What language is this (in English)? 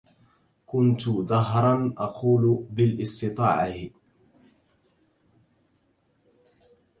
Arabic